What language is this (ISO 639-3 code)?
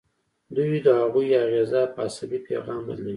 pus